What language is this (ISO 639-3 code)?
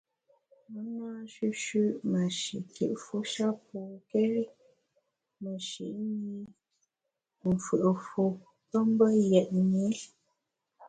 bax